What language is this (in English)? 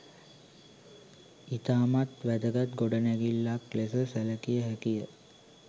Sinhala